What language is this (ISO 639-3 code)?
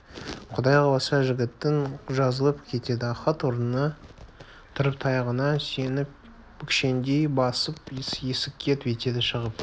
kaz